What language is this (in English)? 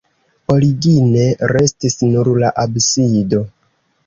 Esperanto